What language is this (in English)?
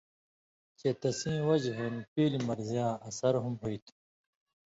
Indus Kohistani